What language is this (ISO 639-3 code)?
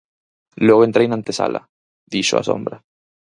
glg